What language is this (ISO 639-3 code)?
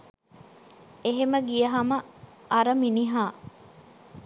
sin